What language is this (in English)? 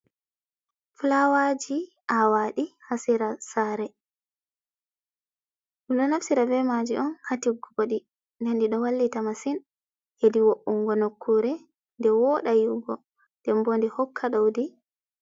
Fula